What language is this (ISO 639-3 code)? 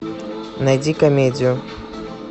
rus